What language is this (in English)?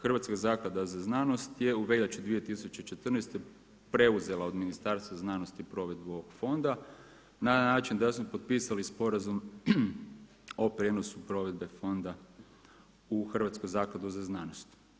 Croatian